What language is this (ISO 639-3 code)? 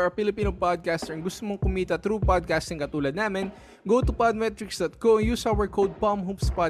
fil